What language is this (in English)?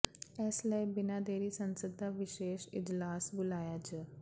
Punjabi